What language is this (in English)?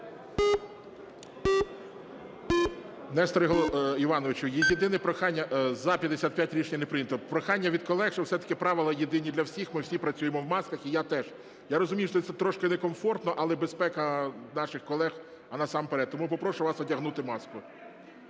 Ukrainian